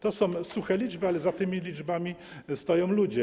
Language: Polish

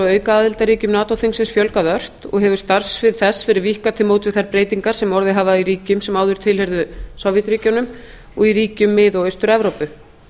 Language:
Icelandic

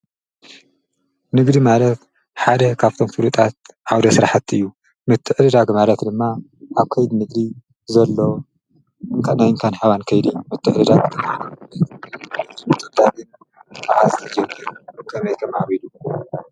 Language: Tigrinya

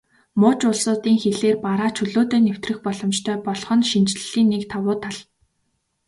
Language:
Mongolian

